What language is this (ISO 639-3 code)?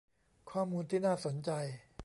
tha